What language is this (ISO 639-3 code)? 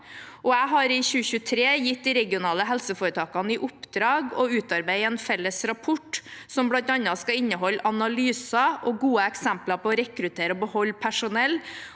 nor